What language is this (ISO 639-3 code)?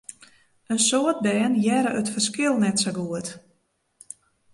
fry